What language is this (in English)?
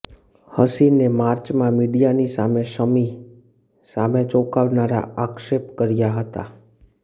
Gujarati